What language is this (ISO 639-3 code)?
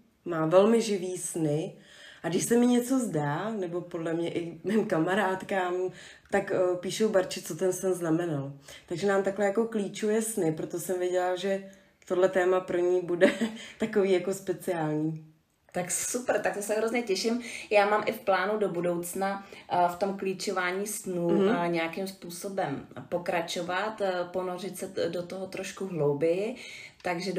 ces